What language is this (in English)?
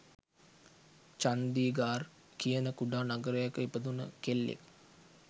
Sinhala